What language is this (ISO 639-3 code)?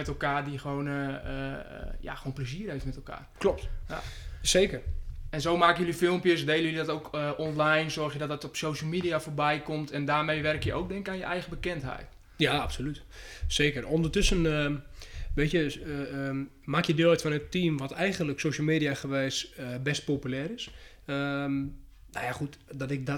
nld